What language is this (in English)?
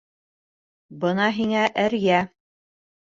Bashkir